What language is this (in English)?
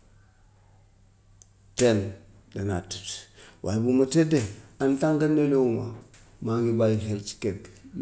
Gambian Wolof